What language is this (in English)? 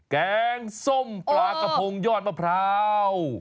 Thai